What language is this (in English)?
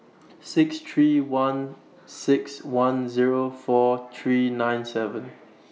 English